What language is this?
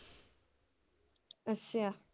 Punjabi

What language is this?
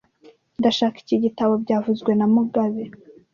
Kinyarwanda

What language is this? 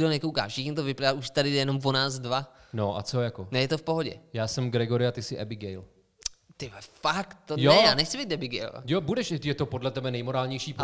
Czech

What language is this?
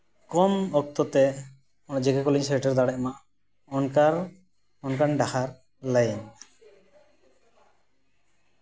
Santali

